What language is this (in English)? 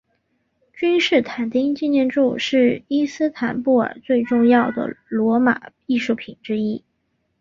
Chinese